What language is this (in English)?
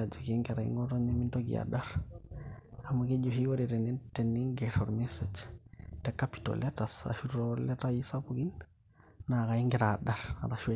Masai